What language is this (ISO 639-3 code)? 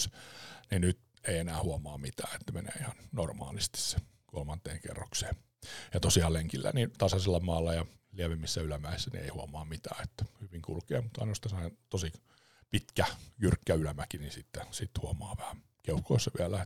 fin